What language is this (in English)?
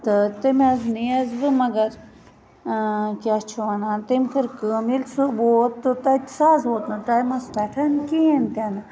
Kashmiri